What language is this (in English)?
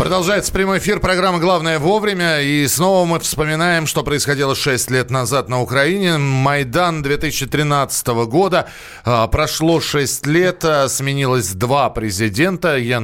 Russian